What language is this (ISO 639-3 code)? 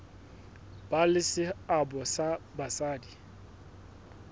sot